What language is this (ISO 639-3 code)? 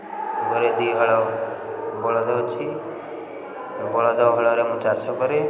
ori